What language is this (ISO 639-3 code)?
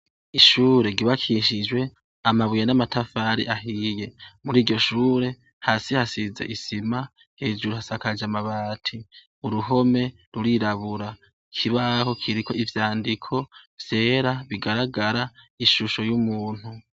run